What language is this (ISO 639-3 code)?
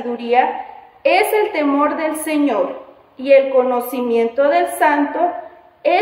spa